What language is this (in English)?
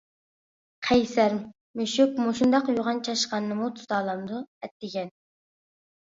Uyghur